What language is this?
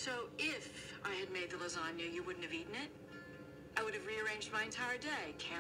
Romanian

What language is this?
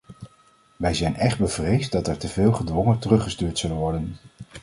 Dutch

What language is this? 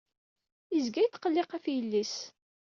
Kabyle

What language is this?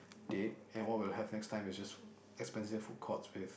English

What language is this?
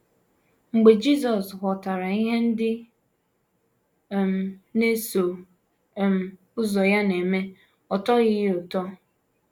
Igbo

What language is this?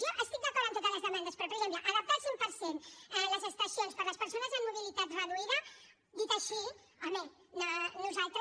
Catalan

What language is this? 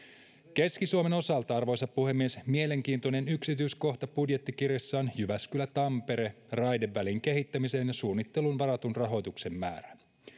Finnish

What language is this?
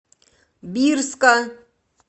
Russian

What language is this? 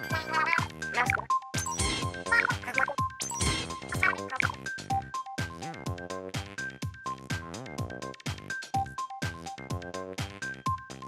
Japanese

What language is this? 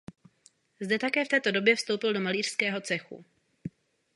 Czech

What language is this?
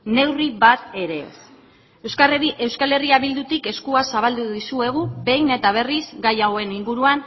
Basque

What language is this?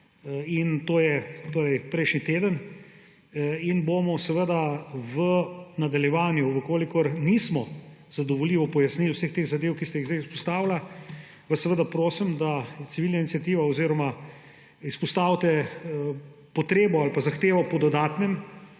Slovenian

